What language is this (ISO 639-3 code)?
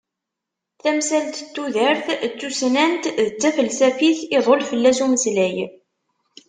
kab